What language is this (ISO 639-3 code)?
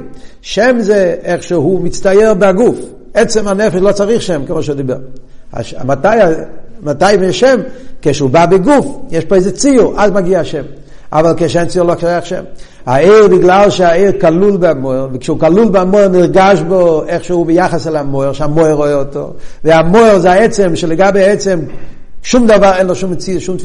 heb